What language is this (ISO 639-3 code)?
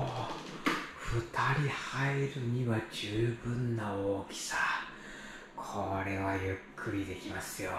jpn